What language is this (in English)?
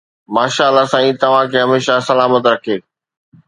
Sindhi